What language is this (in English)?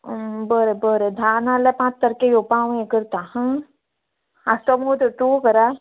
Konkani